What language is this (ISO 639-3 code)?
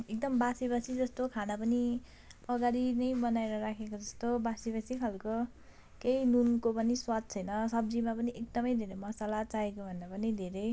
nep